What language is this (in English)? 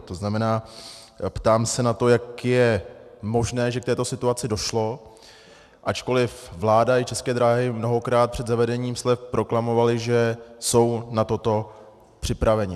Czech